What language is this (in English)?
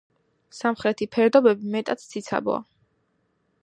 Georgian